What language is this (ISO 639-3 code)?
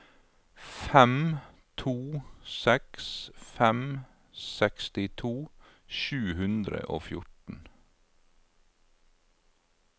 nor